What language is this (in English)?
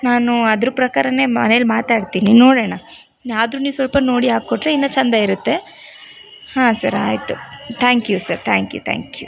Kannada